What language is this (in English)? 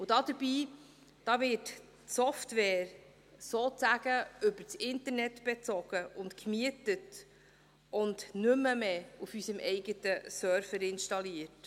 Swiss German